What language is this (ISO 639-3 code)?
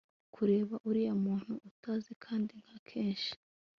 kin